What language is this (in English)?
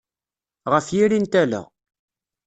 Kabyle